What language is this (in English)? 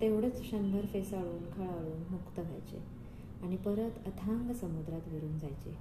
Marathi